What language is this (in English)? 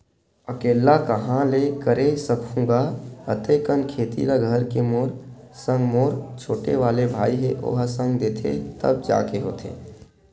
Chhattisgarhi